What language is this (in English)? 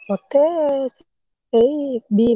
Odia